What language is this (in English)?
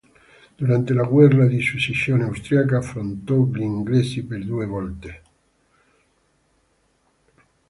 Italian